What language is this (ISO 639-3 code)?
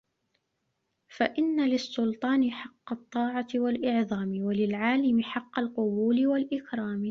ara